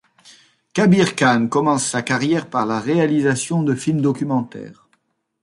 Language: French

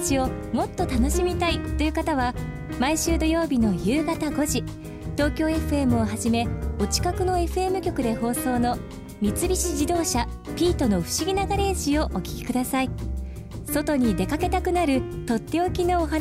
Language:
Japanese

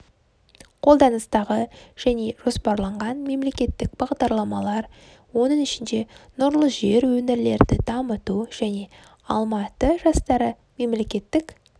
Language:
Kazakh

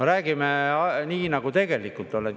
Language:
Estonian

